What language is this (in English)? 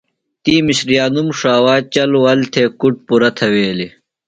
Phalura